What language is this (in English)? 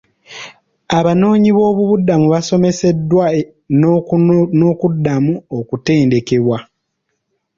Ganda